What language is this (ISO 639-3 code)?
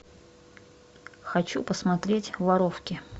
rus